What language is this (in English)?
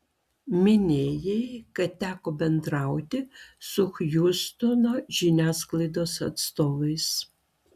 Lithuanian